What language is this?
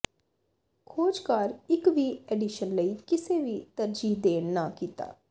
Punjabi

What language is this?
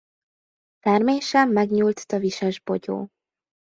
Hungarian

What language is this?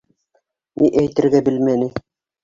Bashkir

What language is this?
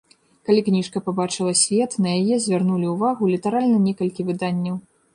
Belarusian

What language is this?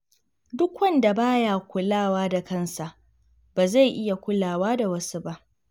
Hausa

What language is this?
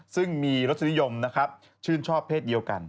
Thai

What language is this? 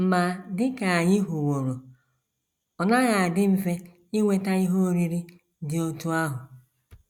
Igbo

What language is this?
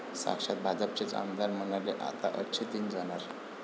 Marathi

